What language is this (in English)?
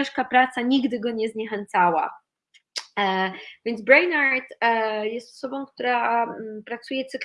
Polish